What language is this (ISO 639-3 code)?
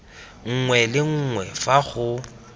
tsn